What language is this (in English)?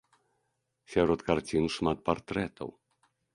Belarusian